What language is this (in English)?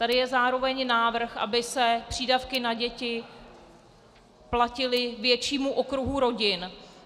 Czech